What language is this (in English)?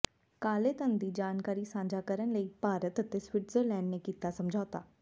Punjabi